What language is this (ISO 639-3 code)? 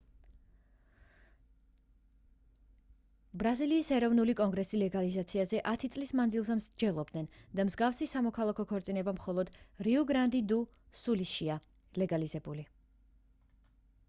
kat